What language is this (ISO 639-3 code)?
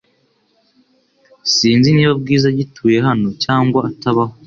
kin